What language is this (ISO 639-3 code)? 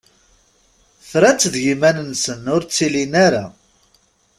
kab